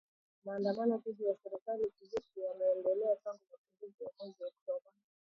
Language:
Swahili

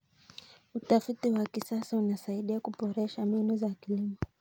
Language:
Kalenjin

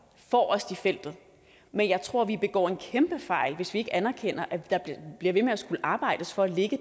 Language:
Danish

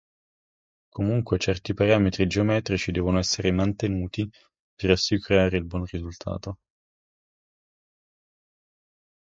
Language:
Italian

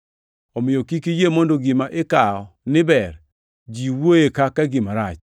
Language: Luo (Kenya and Tanzania)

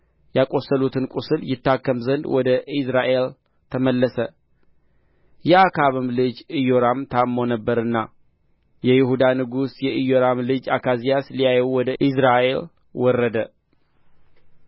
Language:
Amharic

